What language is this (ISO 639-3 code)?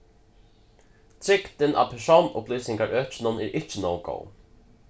fao